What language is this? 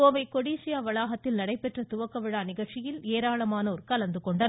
Tamil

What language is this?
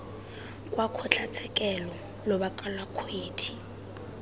Tswana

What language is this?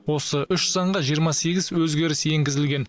Kazakh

